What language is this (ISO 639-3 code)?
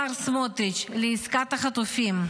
heb